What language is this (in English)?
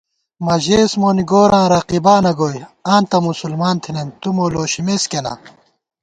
Gawar-Bati